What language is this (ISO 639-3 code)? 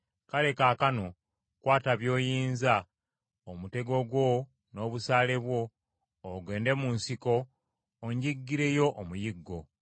lug